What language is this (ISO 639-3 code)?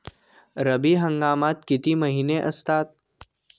mar